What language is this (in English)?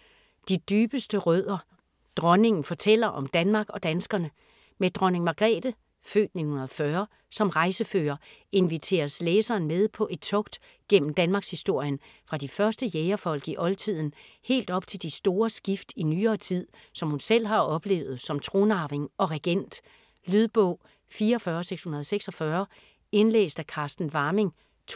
Danish